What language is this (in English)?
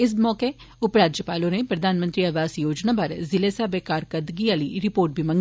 Dogri